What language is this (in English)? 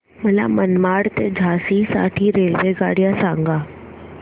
Marathi